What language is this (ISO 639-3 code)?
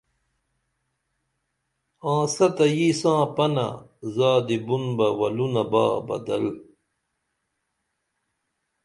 dml